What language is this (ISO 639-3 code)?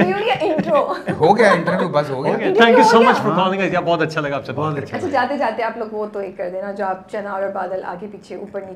urd